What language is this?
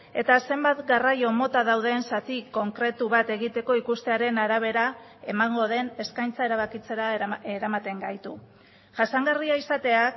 Basque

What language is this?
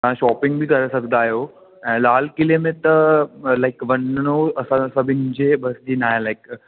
Sindhi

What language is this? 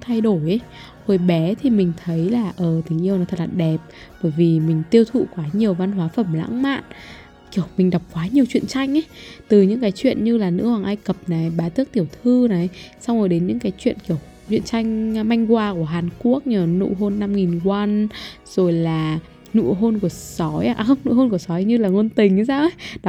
Vietnamese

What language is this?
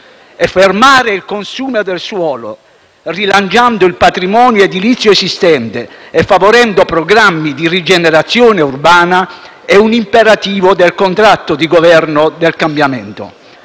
Italian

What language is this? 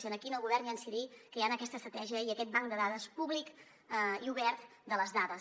Catalan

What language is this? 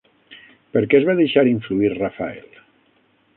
Catalan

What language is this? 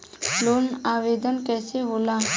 Bhojpuri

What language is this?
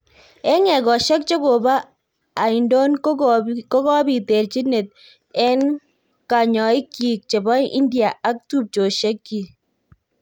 Kalenjin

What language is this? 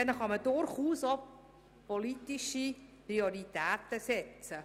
Swiss German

